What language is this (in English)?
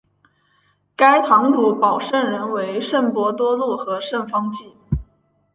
Chinese